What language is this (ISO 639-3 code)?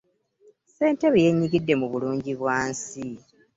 lug